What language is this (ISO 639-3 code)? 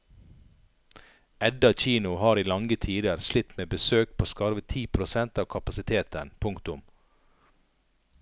nor